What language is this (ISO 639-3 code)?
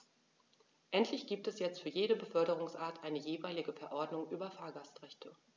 deu